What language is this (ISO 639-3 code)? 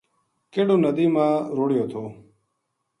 gju